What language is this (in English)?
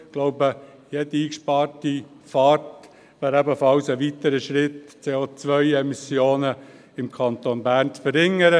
Swiss German